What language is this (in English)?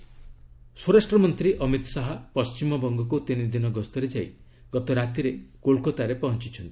Odia